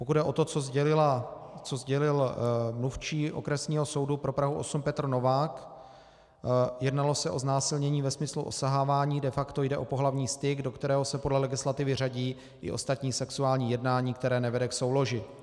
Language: Czech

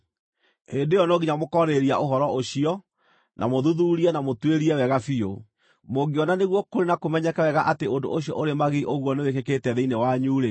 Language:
Kikuyu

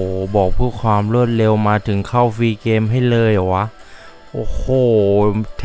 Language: Thai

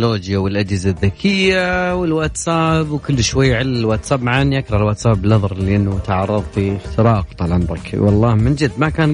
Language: Arabic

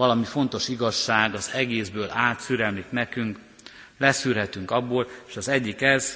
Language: Hungarian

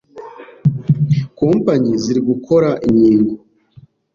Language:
Kinyarwanda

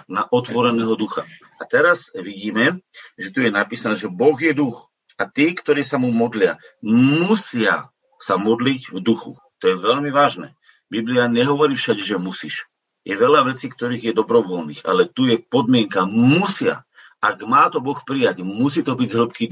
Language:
Slovak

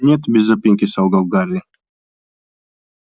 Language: Russian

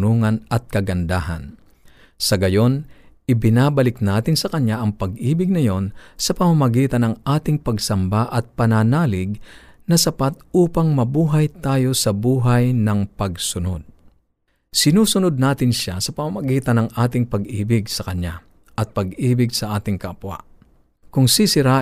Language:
Filipino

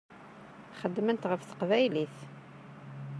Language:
Kabyle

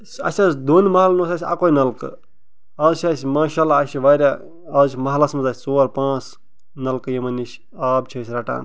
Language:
Kashmiri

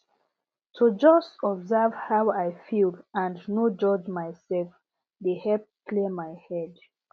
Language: Nigerian Pidgin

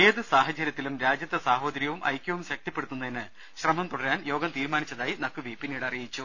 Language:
Malayalam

